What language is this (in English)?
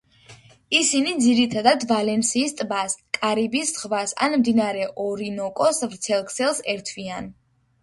Georgian